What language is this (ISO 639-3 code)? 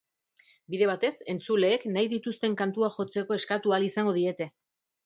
eus